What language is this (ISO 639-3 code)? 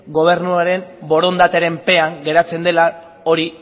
eus